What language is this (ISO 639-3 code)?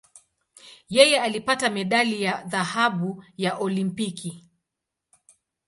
swa